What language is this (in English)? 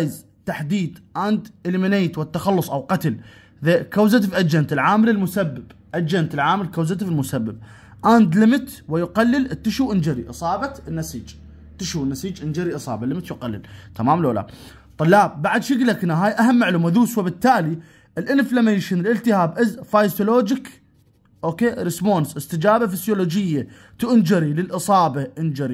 Arabic